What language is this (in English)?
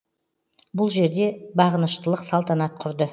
Kazakh